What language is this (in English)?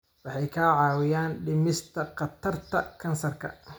Somali